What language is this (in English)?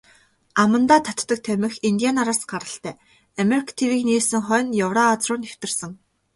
Mongolian